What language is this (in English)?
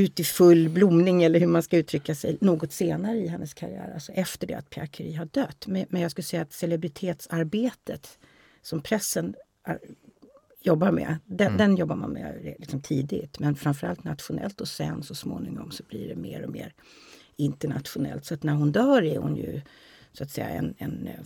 Swedish